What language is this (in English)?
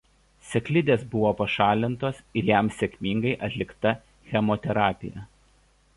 Lithuanian